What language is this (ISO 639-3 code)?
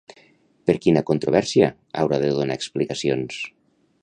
cat